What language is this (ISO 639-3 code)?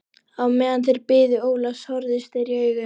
isl